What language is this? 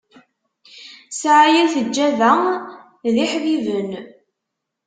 Kabyle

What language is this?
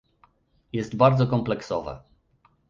Polish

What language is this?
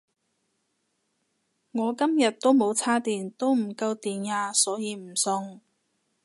Cantonese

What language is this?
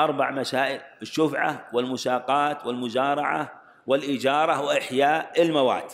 Arabic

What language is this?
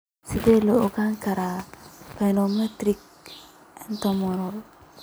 Somali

